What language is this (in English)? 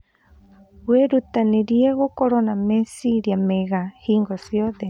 Kikuyu